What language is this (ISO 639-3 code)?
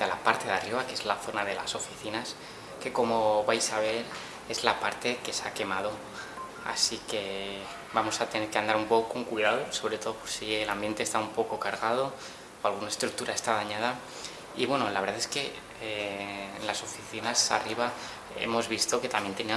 spa